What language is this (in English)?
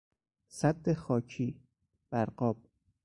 Persian